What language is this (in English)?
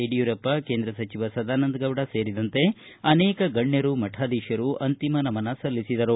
Kannada